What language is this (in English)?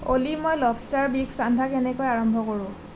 Assamese